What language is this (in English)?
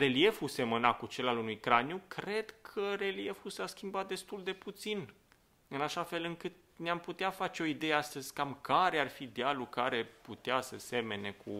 Romanian